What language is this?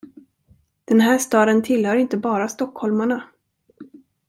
Swedish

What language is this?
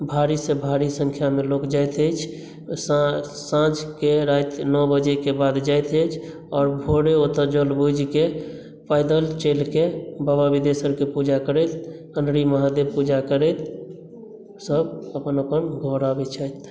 Maithili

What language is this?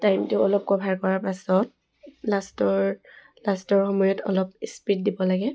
Assamese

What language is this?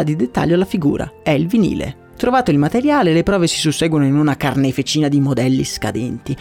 Italian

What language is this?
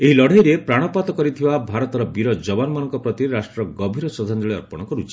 Odia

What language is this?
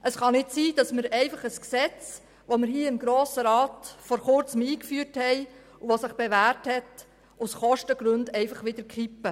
Swiss German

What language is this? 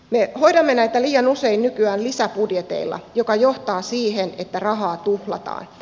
Finnish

